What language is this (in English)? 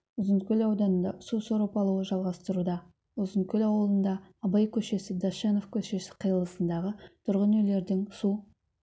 Kazakh